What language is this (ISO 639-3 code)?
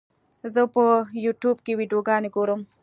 pus